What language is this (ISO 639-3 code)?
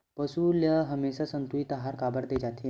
hne